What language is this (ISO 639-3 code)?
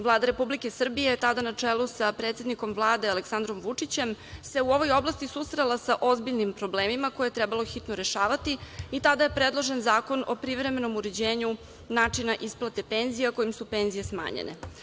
srp